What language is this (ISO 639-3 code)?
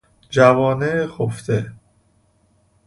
fas